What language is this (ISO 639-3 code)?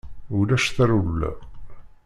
kab